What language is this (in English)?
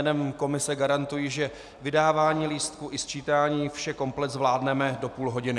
Czech